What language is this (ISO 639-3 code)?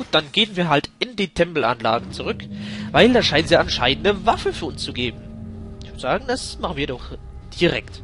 deu